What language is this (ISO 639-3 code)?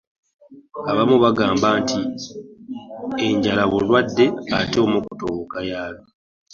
lug